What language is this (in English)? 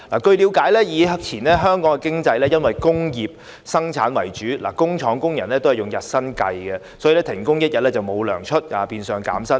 Cantonese